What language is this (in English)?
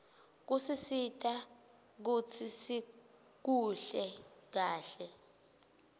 Swati